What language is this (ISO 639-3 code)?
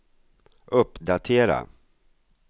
swe